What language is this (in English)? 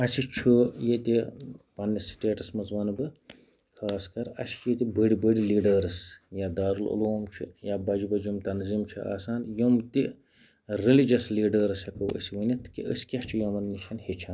Kashmiri